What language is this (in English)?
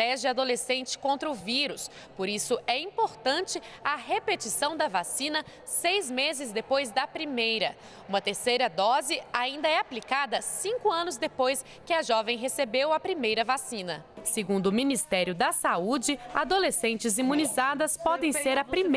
Portuguese